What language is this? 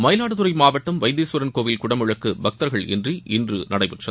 Tamil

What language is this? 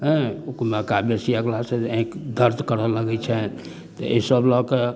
Maithili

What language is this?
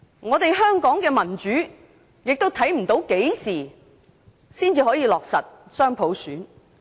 Cantonese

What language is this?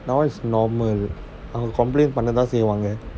English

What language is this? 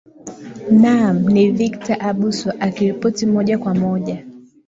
Swahili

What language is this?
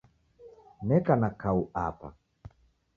Taita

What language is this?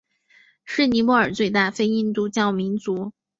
Chinese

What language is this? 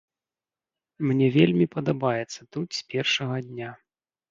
Belarusian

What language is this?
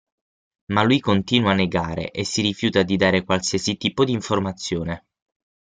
Italian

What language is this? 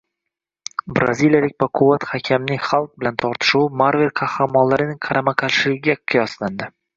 Uzbek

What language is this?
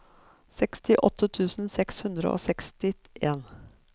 Norwegian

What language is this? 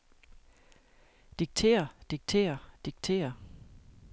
Danish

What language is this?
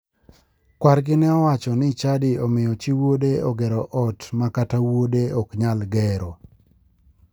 Luo (Kenya and Tanzania)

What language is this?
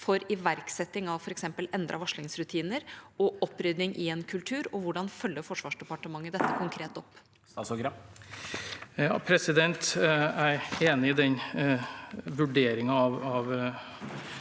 Norwegian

